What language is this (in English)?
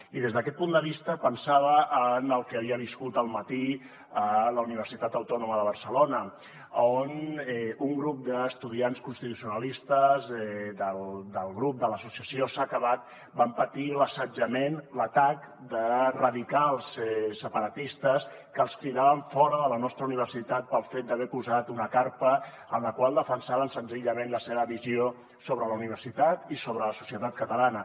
Catalan